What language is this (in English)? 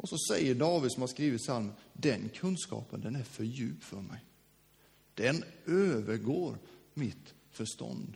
Swedish